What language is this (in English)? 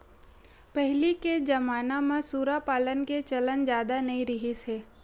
Chhattisgarhi